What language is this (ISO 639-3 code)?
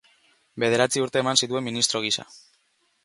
eus